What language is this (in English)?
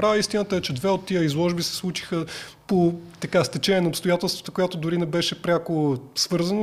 Bulgarian